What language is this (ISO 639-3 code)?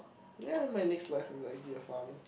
eng